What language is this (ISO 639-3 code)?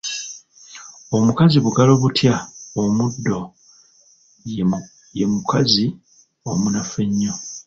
lug